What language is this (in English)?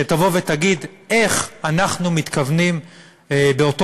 Hebrew